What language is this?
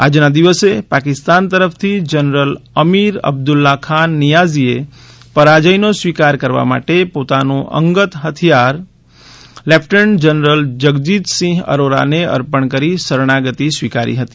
Gujarati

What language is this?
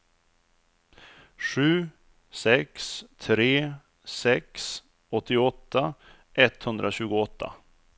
Swedish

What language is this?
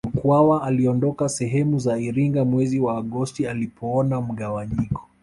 Swahili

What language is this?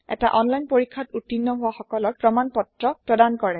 Assamese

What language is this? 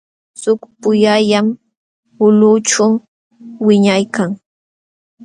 Jauja Wanca Quechua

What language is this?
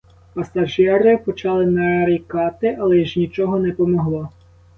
Ukrainian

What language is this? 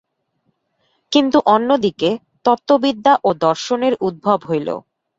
Bangla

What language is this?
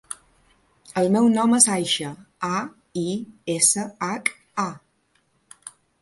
Catalan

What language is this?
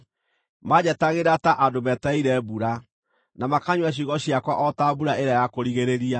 Kikuyu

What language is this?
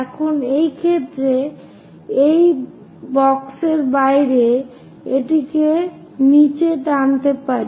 Bangla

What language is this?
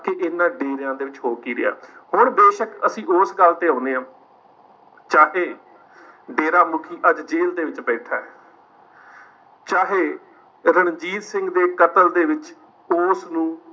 Punjabi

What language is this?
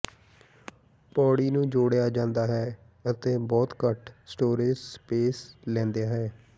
Punjabi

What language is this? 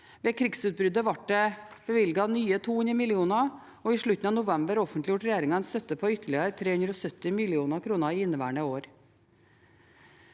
Norwegian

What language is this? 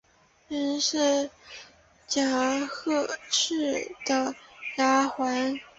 Chinese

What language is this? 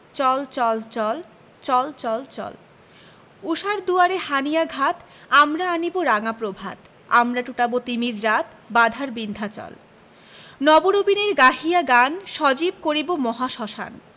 Bangla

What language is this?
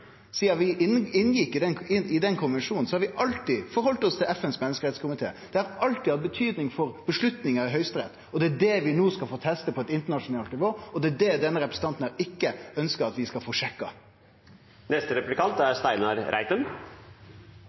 Norwegian Nynorsk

